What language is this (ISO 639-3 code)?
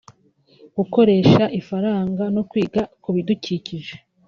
kin